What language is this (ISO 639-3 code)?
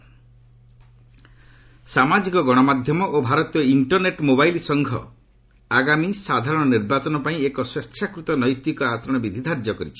ori